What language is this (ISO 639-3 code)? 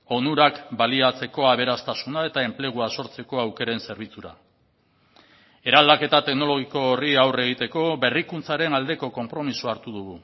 eus